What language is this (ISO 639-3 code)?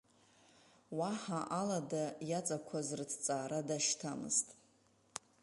abk